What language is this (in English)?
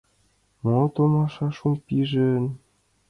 Mari